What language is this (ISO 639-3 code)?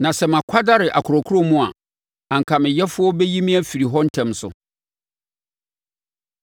aka